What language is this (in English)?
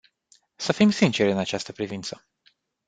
Romanian